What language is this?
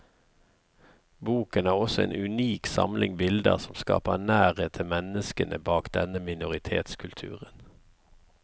Norwegian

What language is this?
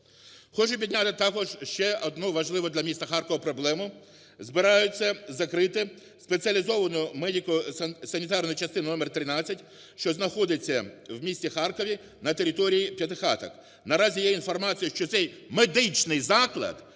Ukrainian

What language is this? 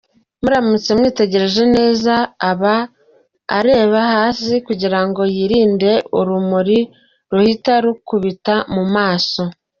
Kinyarwanda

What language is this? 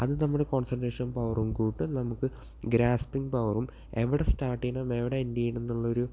Malayalam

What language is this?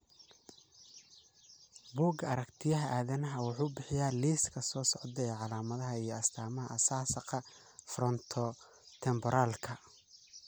Somali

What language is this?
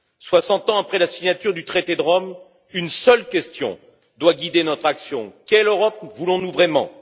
French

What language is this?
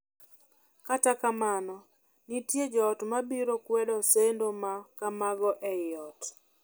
Luo (Kenya and Tanzania)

